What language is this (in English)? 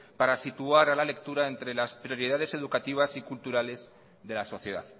Spanish